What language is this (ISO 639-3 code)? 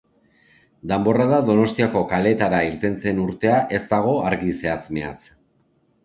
eus